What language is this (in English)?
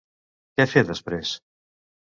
Catalan